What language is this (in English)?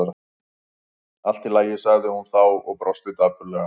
Icelandic